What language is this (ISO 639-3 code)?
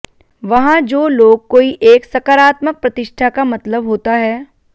hin